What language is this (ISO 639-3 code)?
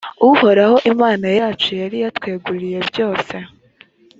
kin